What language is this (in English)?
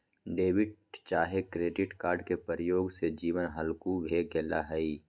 Magahi